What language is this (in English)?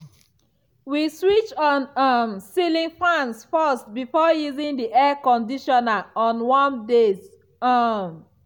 Nigerian Pidgin